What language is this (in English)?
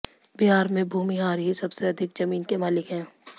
Hindi